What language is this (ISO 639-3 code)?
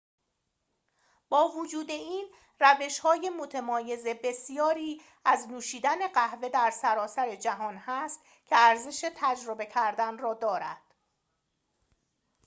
fas